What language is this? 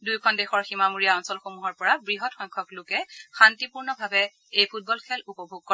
Assamese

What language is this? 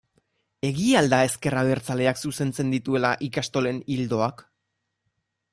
Basque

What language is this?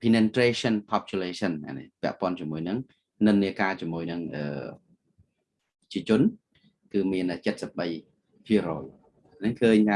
Vietnamese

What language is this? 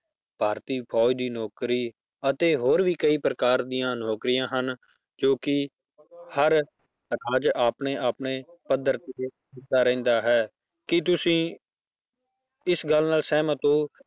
Punjabi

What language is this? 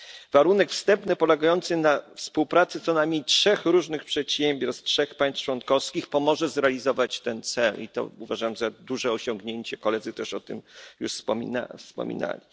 Polish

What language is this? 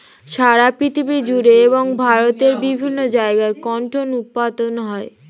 Bangla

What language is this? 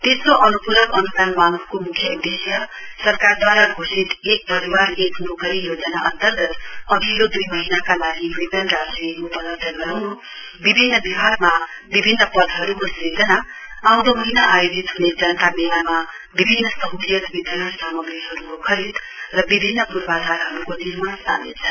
Nepali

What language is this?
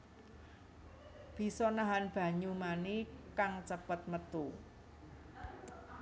Javanese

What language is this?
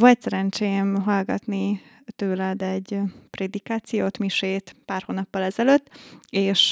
Hungarian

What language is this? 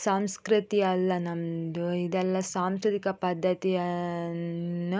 Kannada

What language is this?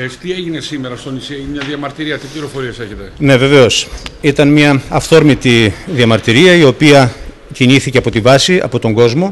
Greek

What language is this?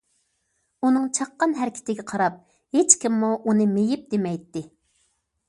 Uyghur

